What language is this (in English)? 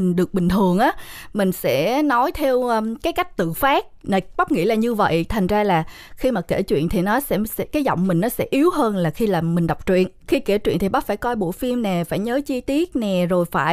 Vietnamese